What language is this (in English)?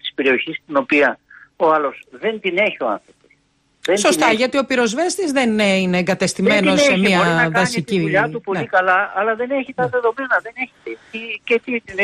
Greek